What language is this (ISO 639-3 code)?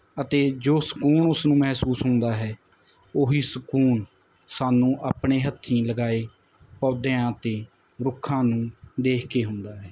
pan